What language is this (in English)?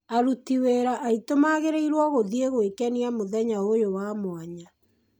Kikuyu